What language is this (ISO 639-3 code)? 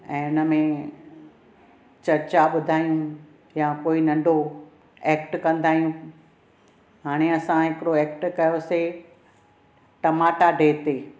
snd